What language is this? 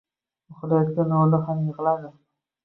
Uzbek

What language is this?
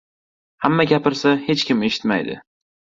Uzbek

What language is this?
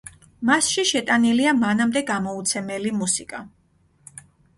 Georgian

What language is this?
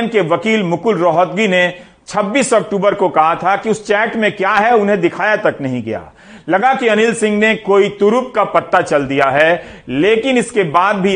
Hindi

